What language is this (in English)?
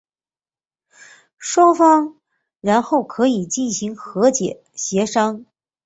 Chinese